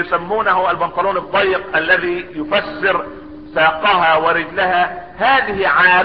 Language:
Arabic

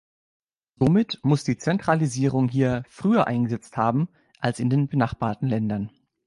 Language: German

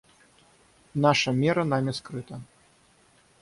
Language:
Russian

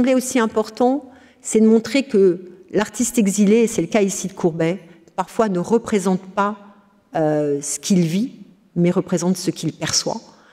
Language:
French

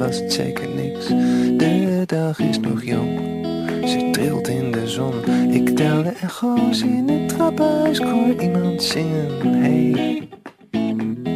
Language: Dutch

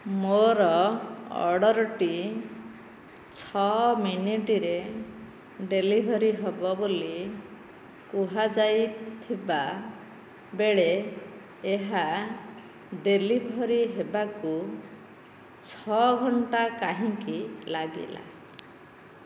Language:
Odia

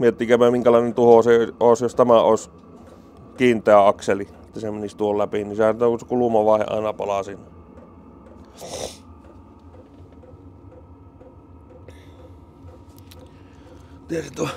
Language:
Finnish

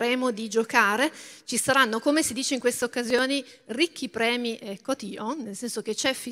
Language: Italian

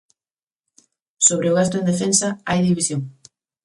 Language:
Galician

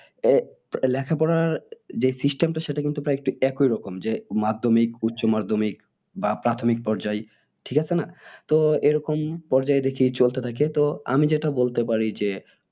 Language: Bangla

